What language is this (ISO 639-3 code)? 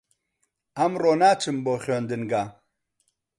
ckb